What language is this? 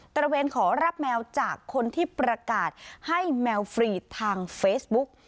Thai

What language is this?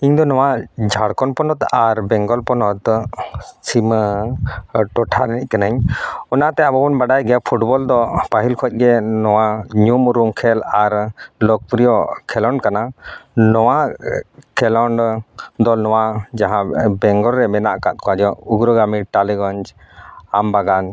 Santali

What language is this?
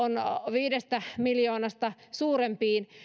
Finnish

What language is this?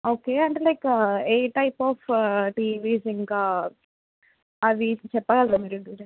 Telugu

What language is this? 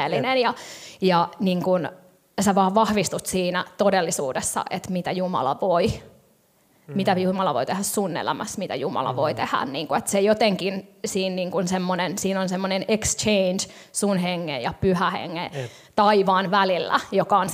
Finnish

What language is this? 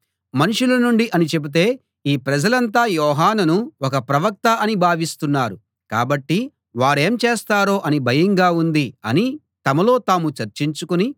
Telugu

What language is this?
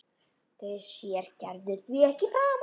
Icelandic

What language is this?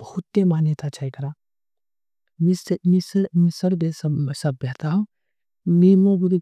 Angika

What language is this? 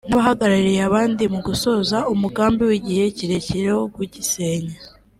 Kinyarwanda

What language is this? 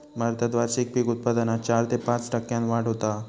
Marathi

